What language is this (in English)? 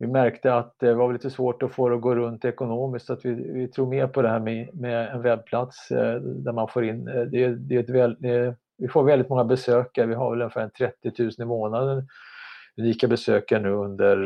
Swedish